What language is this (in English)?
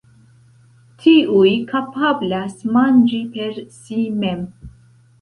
Esperanto